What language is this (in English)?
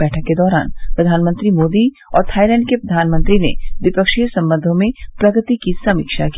Hindi